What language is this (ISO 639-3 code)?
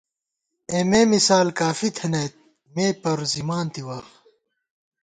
gwt